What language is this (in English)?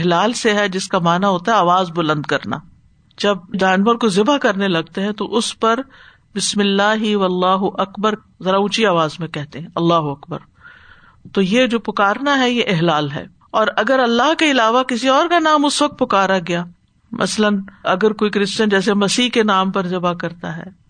Urdu